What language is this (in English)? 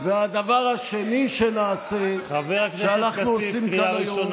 Hebrew